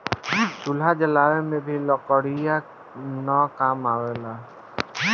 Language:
Bhojpuri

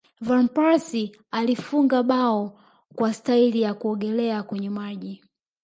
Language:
Swahili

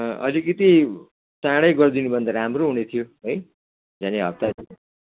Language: Nepali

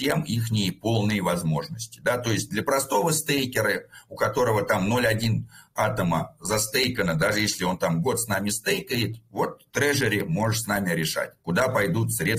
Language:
Russian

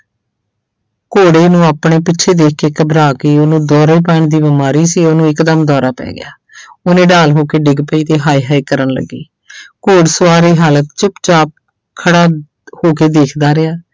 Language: Punjabi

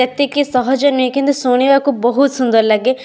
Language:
Odia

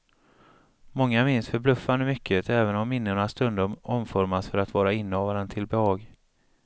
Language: Swedish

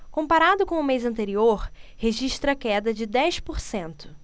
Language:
Portuguese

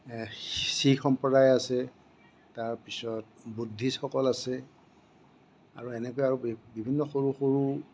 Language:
Assamese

